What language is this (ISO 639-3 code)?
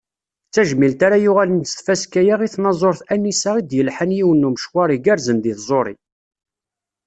kab